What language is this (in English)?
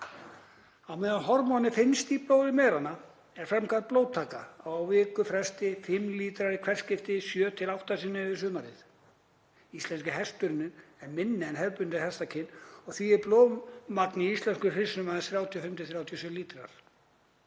Icelandic